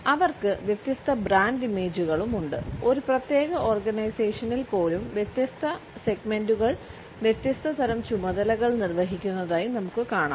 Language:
Malayalam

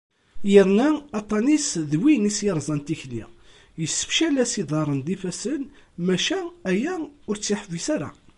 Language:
Kabyle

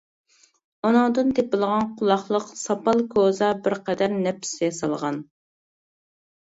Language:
Uyghur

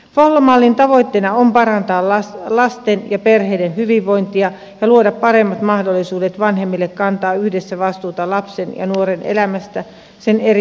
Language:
Finnish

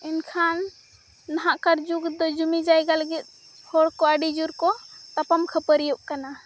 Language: Santali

